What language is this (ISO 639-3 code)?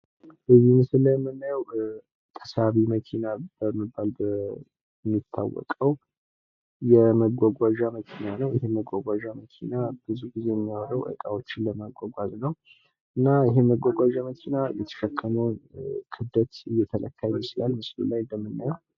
amh